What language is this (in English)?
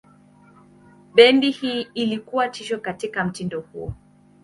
Swahili